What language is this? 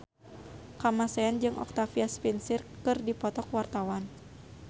Sundanese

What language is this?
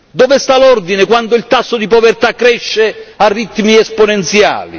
Italian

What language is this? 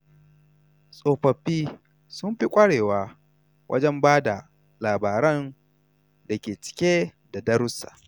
Hausa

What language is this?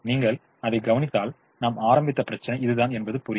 Tamil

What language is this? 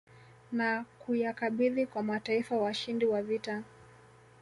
Swahili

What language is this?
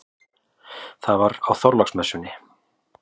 Icelandic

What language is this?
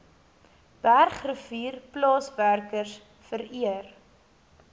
Afrikaans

